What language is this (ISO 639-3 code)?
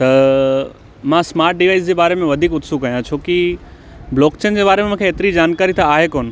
snd